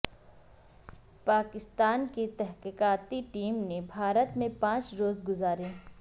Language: Urdu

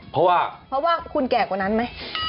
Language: Thai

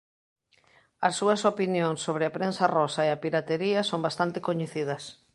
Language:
Galician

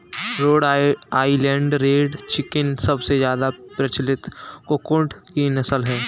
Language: Hindi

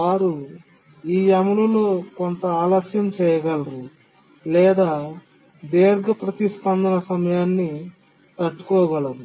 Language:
Telugu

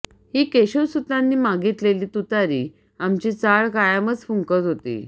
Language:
Marathi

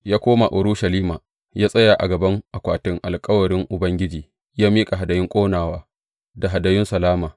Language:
Hausa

